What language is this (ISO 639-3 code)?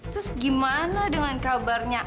ind